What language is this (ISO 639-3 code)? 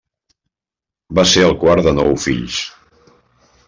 cat